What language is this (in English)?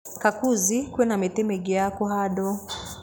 Kikuyu